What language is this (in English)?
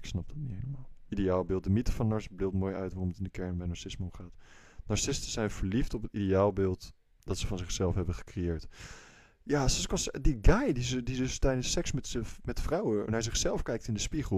Dutch